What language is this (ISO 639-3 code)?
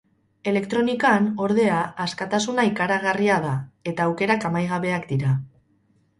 eus